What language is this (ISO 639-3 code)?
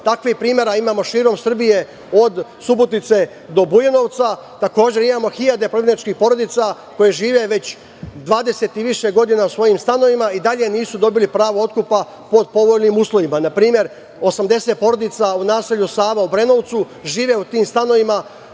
srp